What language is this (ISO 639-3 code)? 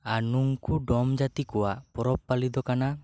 sat